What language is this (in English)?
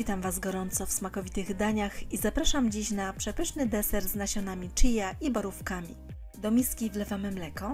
Polish